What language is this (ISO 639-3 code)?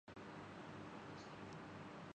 urd